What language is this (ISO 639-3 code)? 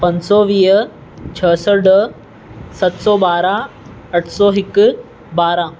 snd